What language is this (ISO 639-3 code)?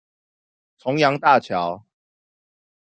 zho